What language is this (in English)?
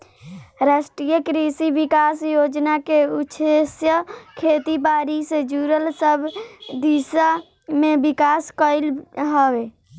Bhojpuri